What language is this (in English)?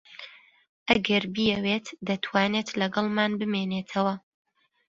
Central Kurdish